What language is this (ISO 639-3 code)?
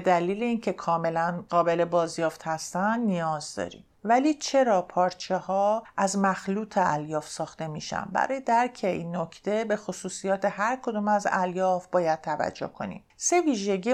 fas